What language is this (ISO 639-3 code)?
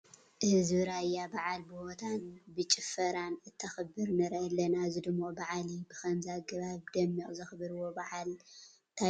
tir